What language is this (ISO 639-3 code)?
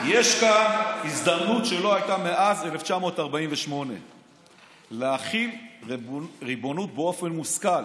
heb